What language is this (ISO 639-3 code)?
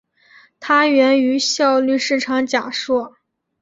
zho